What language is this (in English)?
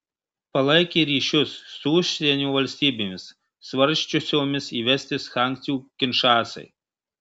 Lithuanian